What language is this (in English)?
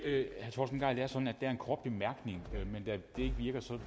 Danish